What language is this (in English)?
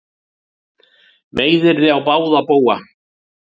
Icelandic